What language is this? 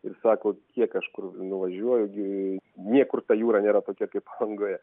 Lithuanian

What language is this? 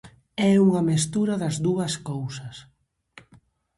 Galician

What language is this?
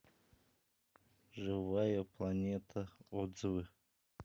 Russian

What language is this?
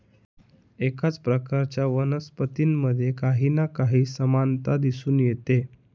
Marathi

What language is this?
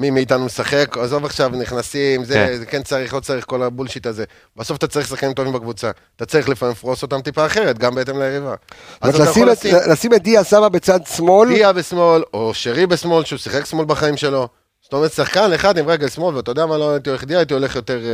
Hebrew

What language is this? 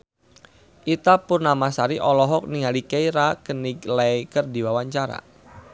Sundanese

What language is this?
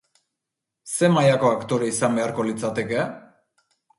Basque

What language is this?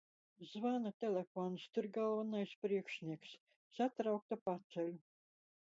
Latvian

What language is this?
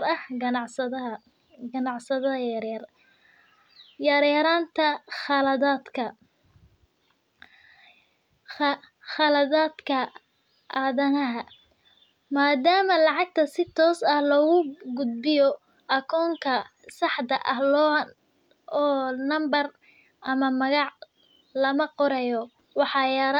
Somali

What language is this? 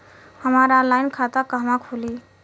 Bhojpuri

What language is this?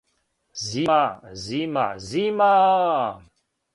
Serbian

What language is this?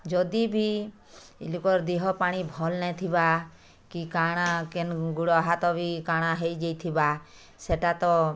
Odia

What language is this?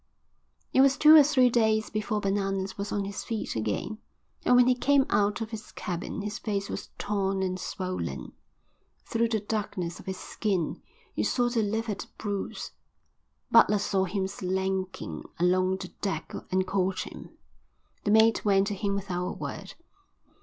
English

